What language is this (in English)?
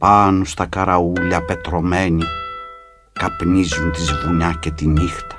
Greek